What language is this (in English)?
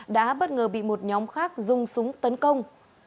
Vietnamese